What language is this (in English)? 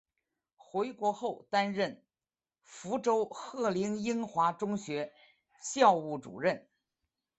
Chinese